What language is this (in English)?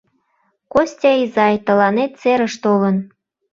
Mari